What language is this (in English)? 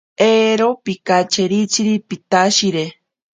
Ashéninka Perené